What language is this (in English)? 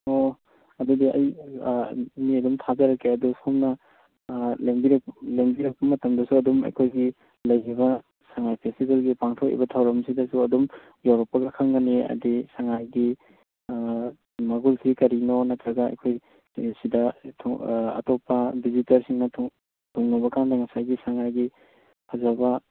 Manipuri